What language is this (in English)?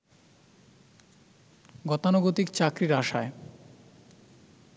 Bangla